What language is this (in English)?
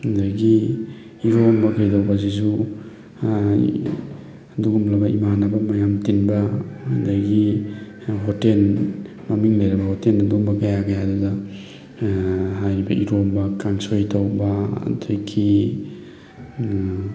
Manipuri